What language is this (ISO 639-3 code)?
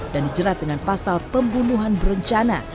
ind